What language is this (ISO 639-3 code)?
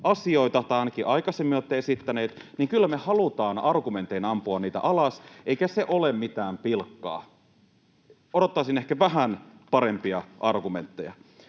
fin